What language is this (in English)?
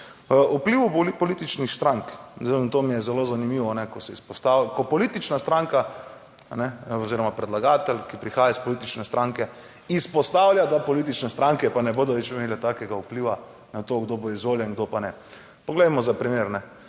Slovenian